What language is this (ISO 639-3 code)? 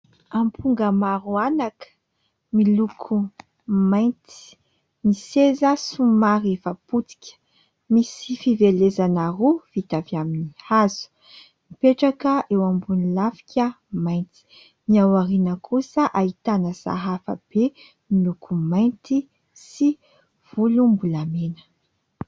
mlg